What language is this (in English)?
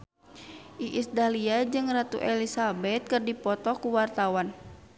Sundanese